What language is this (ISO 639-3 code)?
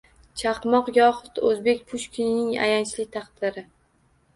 uzb